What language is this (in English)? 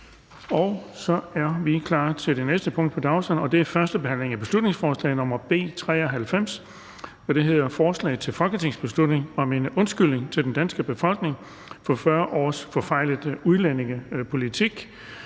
Danish